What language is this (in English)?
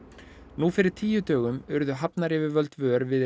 Icelandic